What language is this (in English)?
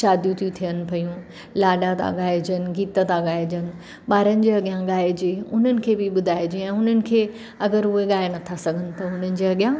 Sindhi